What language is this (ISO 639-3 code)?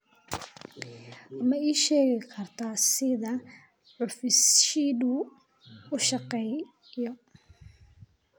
som